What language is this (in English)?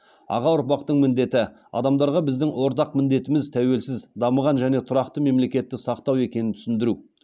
Kazakh